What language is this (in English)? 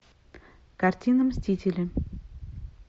Russian